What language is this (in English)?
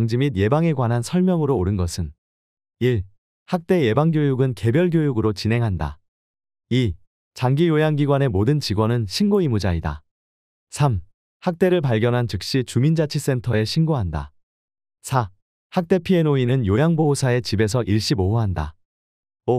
Korean